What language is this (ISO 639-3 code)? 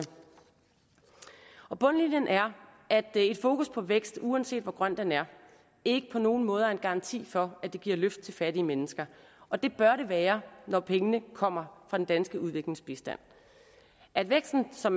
dan